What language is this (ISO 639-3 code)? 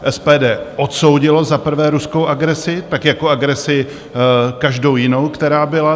ces